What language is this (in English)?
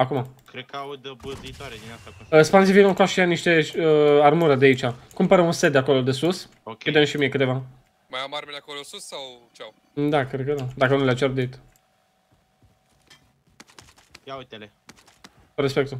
Romanian